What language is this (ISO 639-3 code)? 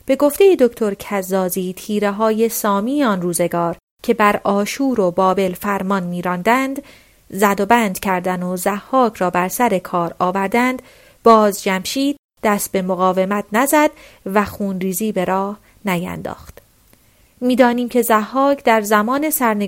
fas